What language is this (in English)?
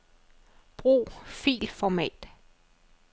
Danish